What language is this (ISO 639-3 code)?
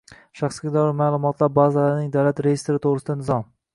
uzb